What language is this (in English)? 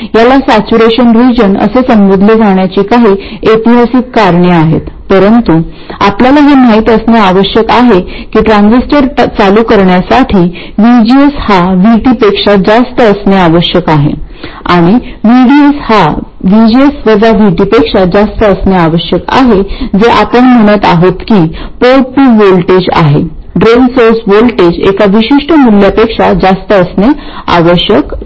Marathi